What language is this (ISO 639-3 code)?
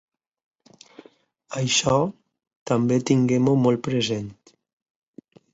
cat